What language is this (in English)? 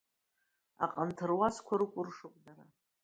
Abkhazian